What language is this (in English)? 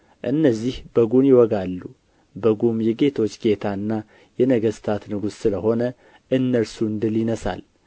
Amharic